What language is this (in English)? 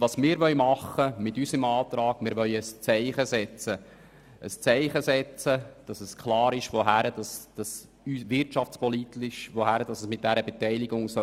Swiss German